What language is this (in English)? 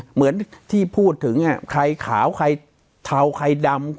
Thai